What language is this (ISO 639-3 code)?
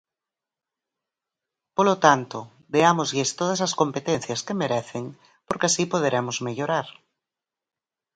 glg